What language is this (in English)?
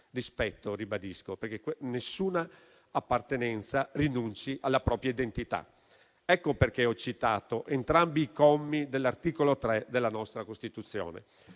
Italian